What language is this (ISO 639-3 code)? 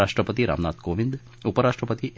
mar